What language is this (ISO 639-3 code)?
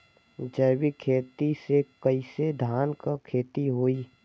bho